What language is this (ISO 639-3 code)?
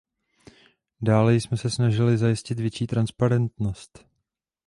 ces